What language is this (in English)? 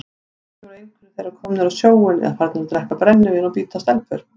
Icelandic